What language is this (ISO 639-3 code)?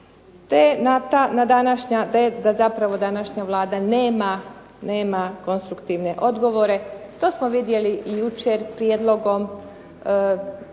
hrv